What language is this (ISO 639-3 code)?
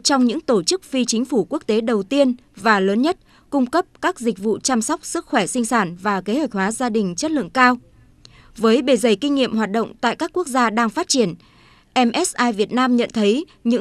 vie